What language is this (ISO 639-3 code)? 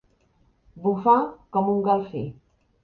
cat